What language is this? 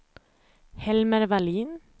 Swedish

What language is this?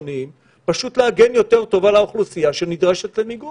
Hebrew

